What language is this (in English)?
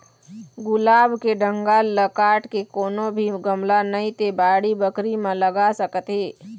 Chhattisgarhi